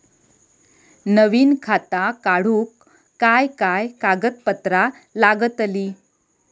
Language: Marathi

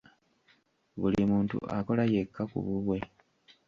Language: Ganda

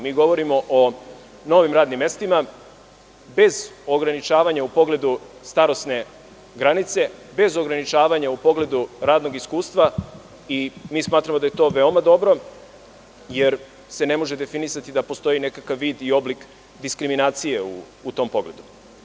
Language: Serbian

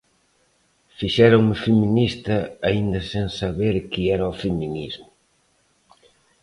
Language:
Galician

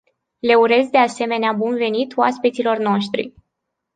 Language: Romanian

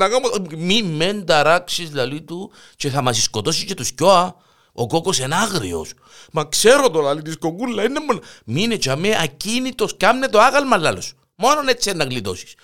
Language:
Greek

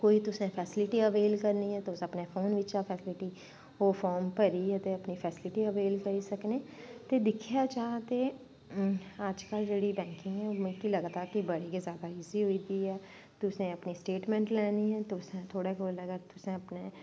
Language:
Dogri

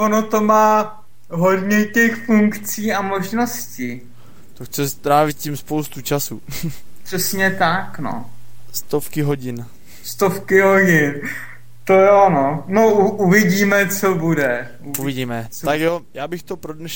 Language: Czech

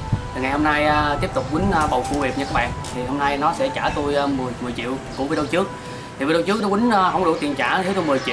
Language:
Vietnamese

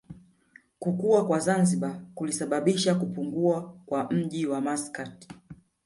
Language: Swahili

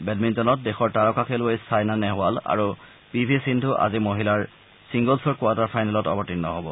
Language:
Assamese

